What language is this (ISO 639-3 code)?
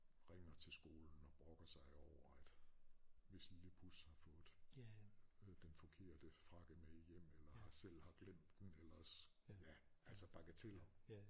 dan